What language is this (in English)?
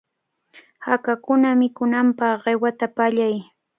Cajatambo North Lima Quechua